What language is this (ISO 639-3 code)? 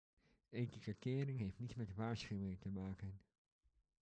nld